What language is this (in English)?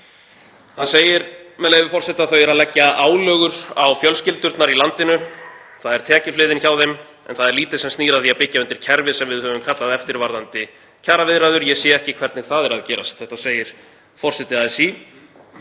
Icelandic